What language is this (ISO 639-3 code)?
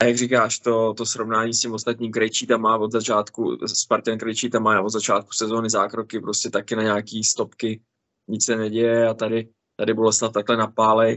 ces